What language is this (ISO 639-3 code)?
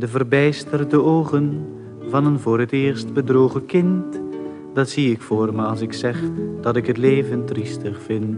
nld